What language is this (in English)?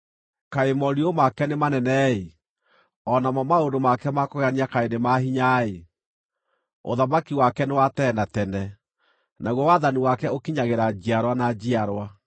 Kikuyu